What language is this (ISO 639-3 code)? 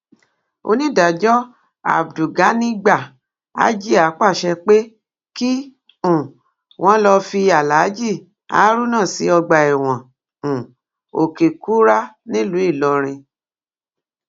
yor